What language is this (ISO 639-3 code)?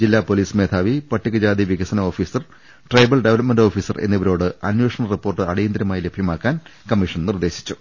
mal